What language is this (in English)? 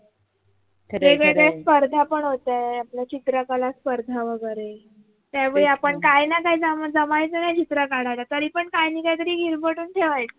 Marathi